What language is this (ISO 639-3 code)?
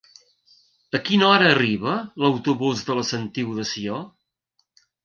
cat